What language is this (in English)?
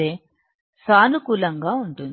Telugu